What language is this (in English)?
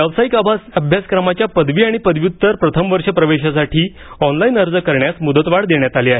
Marathi